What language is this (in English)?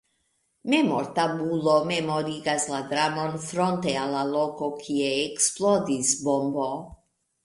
Esperanto